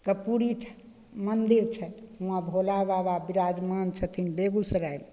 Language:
Maithili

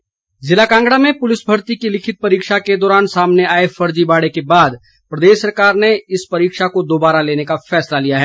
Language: Hindi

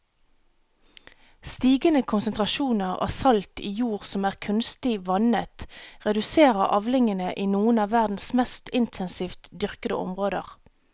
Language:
Norwegian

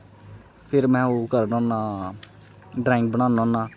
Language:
Dogri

